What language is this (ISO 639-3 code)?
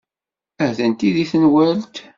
kab